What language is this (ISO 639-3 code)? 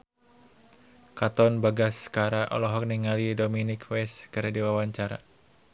sun